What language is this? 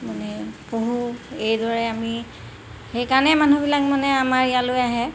Assamese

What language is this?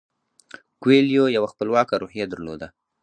Pashto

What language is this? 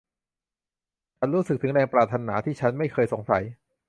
Thai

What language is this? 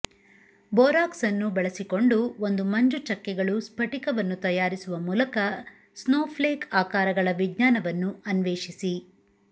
Kannada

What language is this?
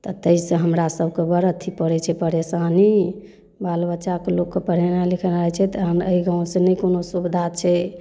Maithili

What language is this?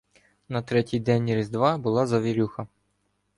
Ukrainian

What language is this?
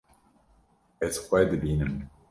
Kurdish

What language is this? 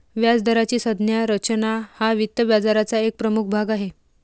Marathi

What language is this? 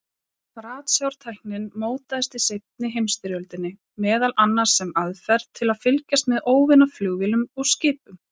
Icelandic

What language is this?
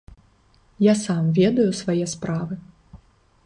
Belarusian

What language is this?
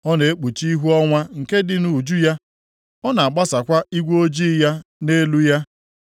Igbo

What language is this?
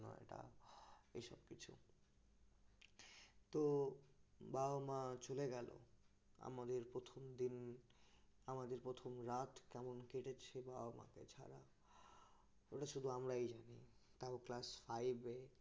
Bangla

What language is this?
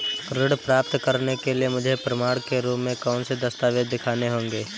Hindi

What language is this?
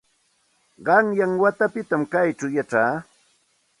Santa Ana de Tusi Pasco Quechua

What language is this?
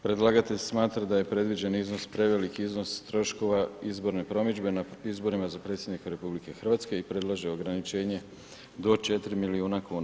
Croatian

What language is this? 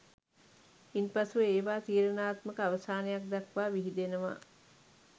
Sinhala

